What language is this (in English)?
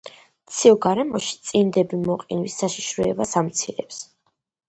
Georgian